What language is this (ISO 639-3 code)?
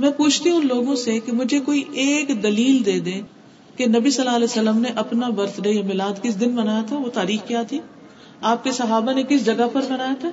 urd